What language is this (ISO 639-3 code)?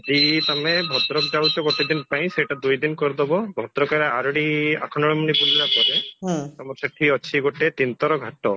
ori